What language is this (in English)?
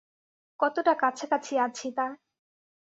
Bangla